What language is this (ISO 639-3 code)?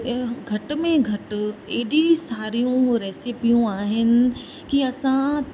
snd